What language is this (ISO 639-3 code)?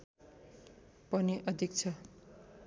nep